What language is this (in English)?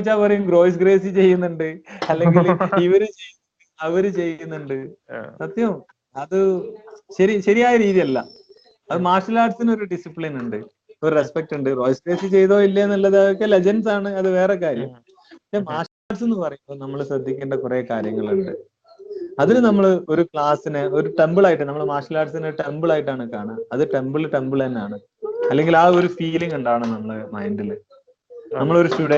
Malayalam